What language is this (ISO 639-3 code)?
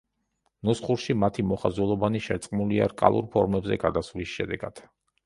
kat